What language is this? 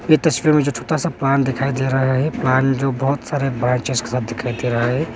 Hindi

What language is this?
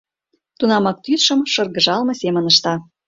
Mari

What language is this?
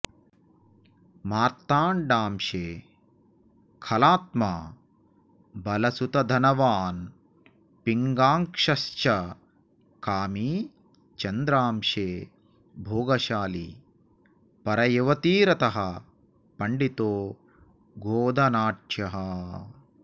Sanskrit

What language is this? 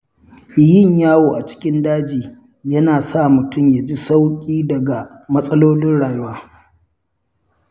Hausa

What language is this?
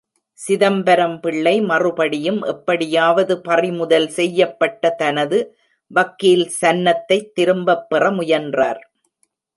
Tamil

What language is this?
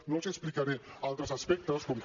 Catalan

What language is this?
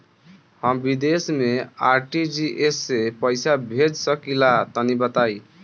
Bhojpuri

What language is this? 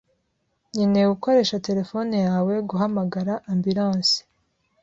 Kinyarwanda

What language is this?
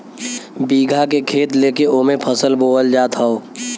Bhojpuri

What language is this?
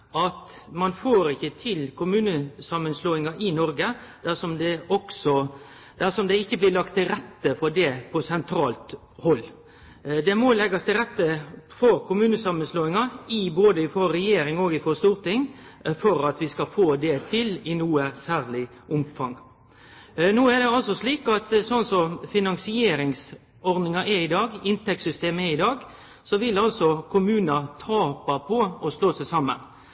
Norwegian Nynorsk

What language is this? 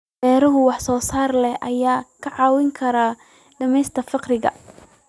Somali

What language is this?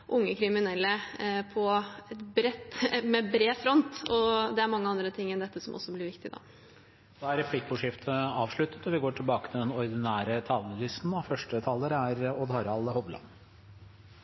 Norwegian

